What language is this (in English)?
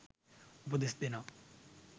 Sinhala